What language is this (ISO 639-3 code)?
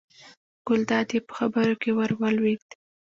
pus